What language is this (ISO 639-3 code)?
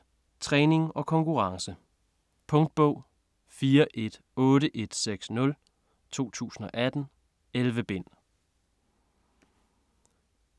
dan